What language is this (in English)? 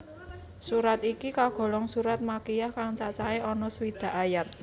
Javanese